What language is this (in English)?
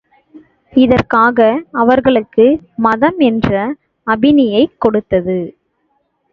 Tamil